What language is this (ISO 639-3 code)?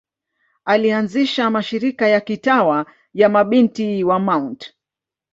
swa